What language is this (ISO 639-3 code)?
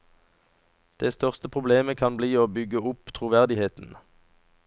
nor